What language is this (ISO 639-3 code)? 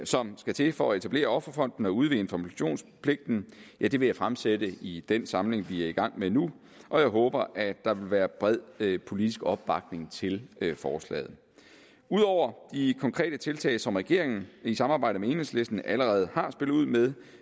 dan